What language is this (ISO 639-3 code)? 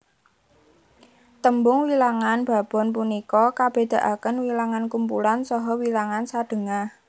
jav